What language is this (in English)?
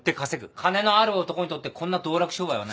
Japanese